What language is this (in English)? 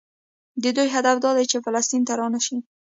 Pashto